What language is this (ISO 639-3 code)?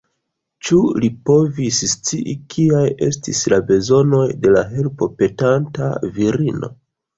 epo